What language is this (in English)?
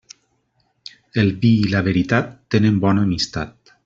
Catalan